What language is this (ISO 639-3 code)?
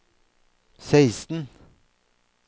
nor